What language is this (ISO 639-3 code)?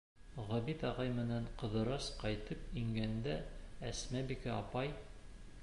bak